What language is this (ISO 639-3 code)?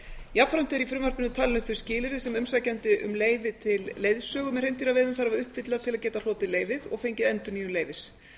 isl